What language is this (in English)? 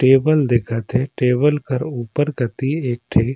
Surgujia